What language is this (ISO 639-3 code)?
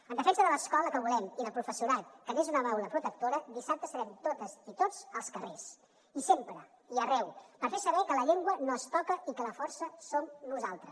cat